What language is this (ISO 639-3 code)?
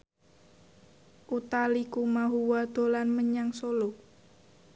jav